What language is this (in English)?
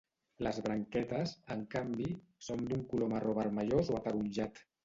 Catalan